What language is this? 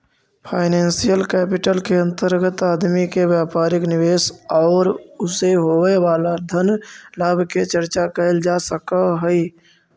Magahi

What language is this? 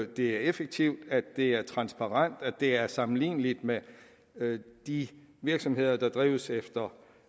Danish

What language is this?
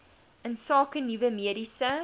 Afrikaans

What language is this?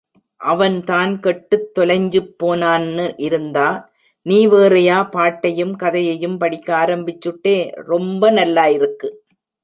Tamil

